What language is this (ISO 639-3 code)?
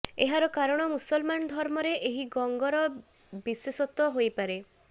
ori